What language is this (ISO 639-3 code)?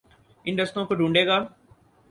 urd